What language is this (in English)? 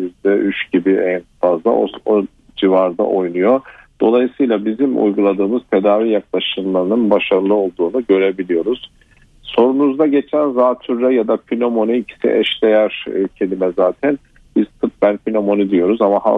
Turkish